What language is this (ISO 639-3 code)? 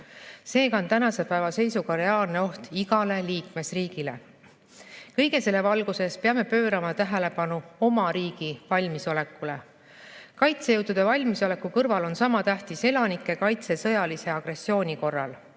est